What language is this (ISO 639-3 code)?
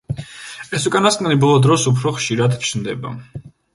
kat